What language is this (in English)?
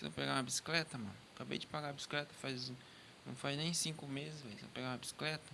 Portuguese